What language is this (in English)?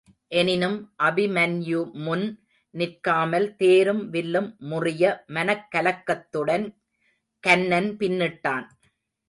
Tamil